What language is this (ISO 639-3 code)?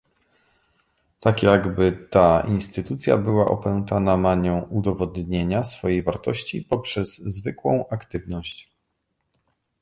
pol